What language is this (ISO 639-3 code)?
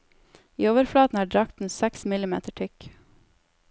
nor